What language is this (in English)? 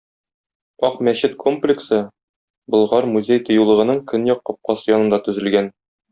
Tatar